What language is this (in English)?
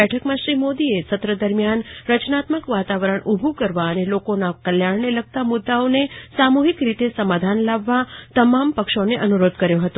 Gujarati